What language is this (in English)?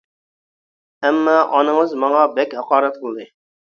Uyghur